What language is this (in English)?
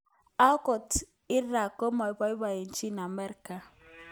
Kalenjin